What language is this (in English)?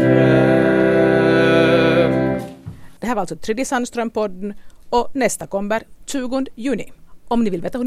Swedish